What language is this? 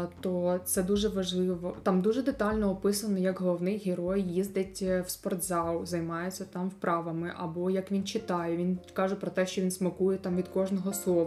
Ukrainian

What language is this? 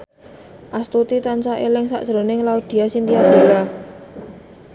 Javanese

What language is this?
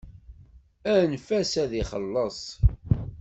Kabyle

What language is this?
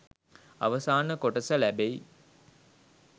Sinhala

